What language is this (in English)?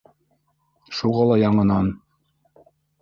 Bashkir